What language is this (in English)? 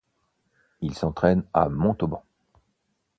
French